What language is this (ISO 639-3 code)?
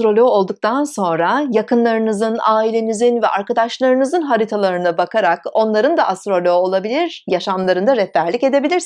tur